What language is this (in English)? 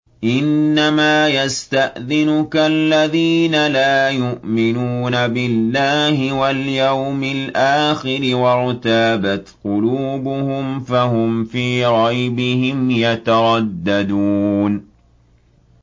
Arabic